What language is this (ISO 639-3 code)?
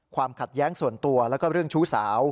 tha